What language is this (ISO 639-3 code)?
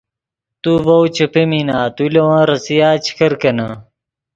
ydg